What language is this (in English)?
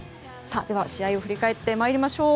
Japanese